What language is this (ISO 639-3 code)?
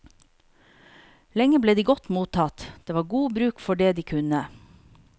nor